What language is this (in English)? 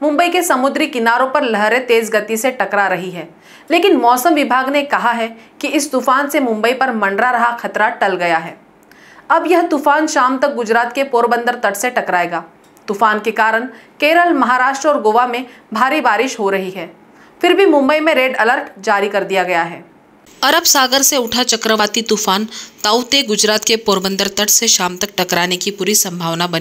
Hindi